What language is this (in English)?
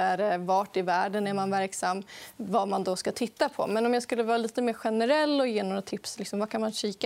Swedish